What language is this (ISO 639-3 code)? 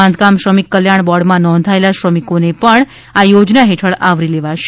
guj